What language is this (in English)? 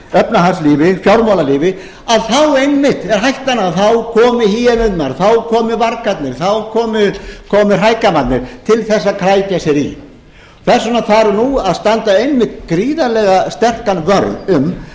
Icelandic